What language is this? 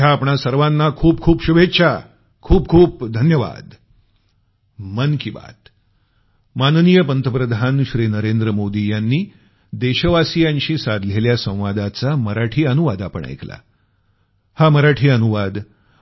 Marathi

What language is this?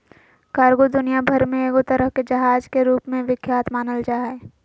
Magahi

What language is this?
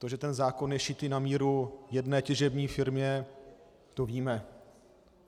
Czech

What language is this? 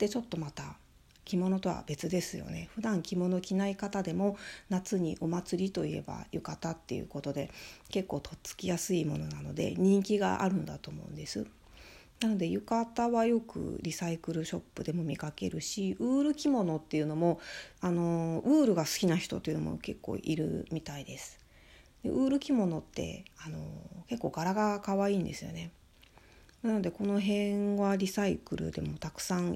Japanese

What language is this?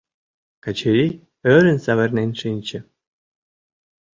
Mari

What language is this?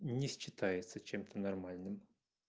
Russian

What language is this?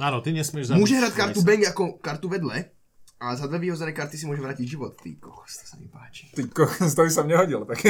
Slovak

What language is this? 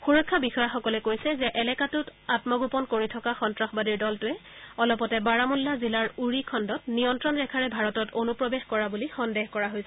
Assamese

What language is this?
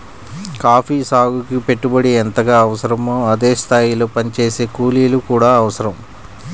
Telugu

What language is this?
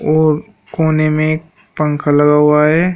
Hindi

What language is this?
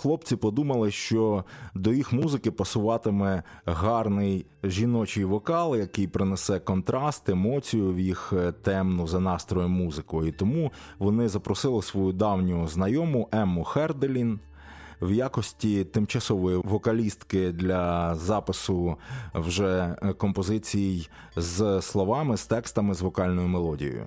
Ukrainian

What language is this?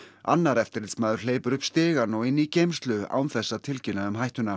Icelandic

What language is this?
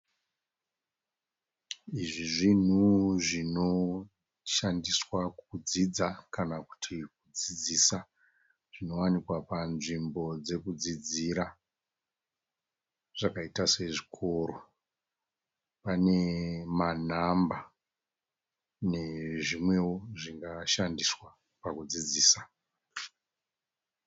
Shona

